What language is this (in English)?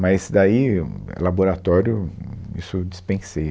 Portuguese